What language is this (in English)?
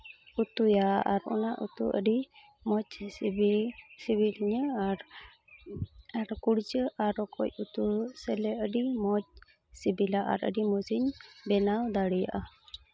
Santali